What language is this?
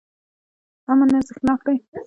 Pashto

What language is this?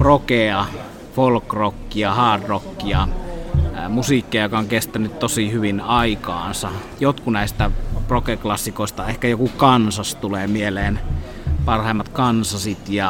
Finnish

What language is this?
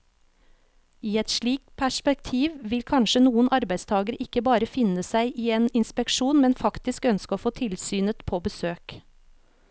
Norwegian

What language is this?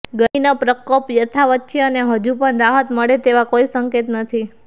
Gujarati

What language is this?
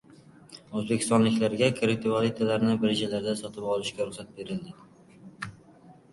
Uzbek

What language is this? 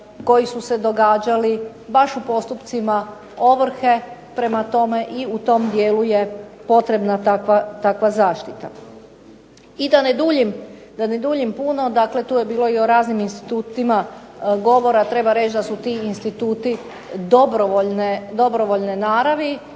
Croatian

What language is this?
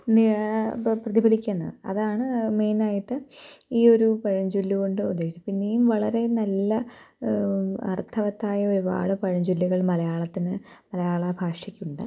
Malayalam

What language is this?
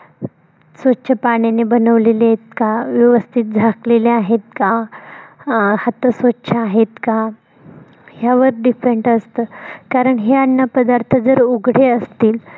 Marathi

